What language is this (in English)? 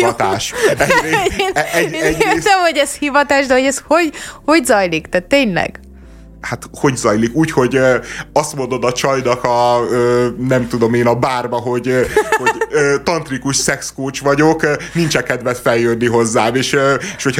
Hungarian